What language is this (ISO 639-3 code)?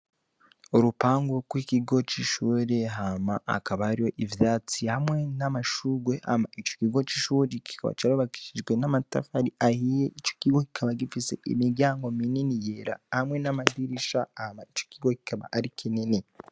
run